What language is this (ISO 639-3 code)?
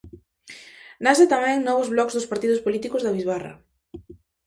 glg